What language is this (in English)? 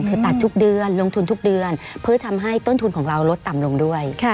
Thai